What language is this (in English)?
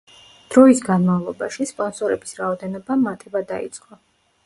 Georgian